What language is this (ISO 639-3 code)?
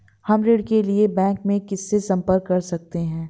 hin